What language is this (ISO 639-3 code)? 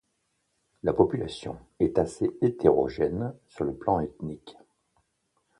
fra